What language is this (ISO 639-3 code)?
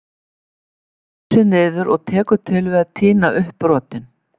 isl